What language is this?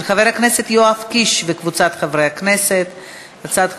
Hebrew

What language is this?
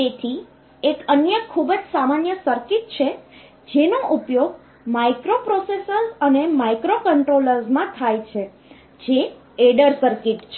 Gujarati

